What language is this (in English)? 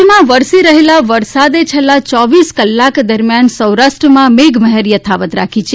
Gujarati